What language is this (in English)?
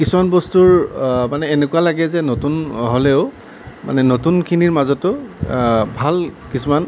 Assamese